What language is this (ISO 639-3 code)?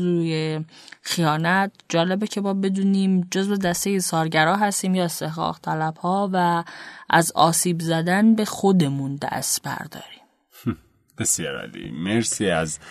fas